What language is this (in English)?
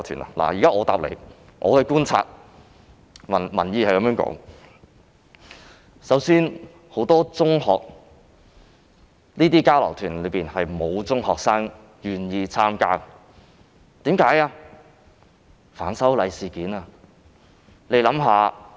Cantonese